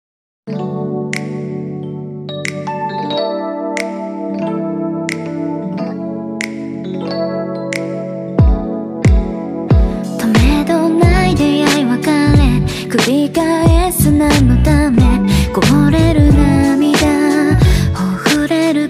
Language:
Japanese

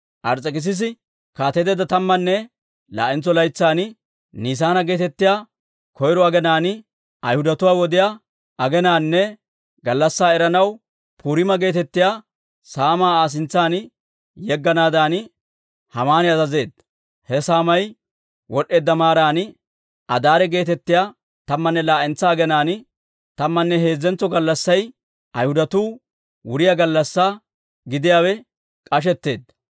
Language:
Dawro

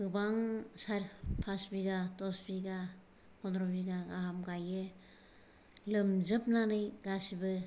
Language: Bodo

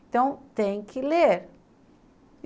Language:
Portuguese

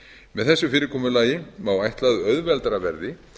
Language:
Icelandic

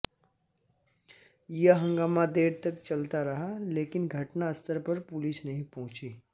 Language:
Hindi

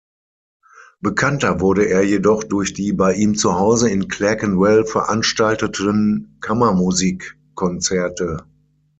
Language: German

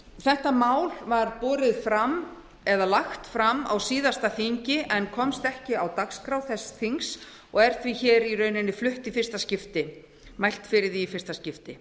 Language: Icelandic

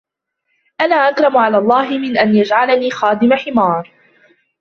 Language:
Arabic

